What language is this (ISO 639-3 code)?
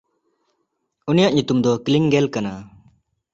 sat